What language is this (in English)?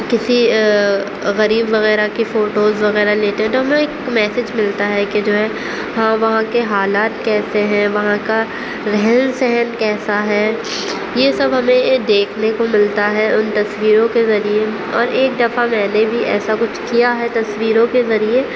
Urdu